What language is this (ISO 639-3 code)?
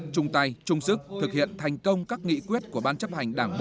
vie